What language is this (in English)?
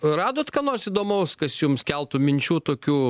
Lithuanian